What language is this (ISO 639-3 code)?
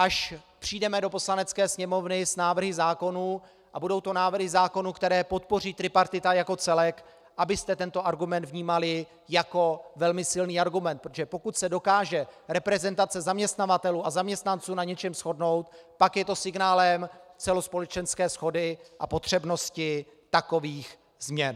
ces